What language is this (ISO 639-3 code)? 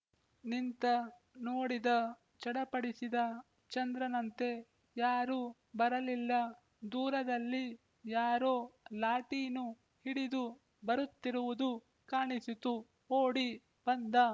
kan